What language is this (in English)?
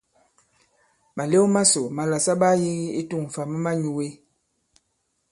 Bankon